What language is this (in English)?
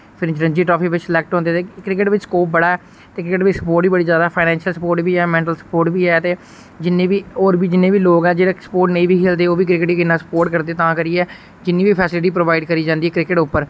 Dogri